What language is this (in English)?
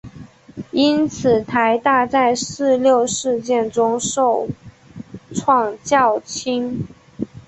Chinese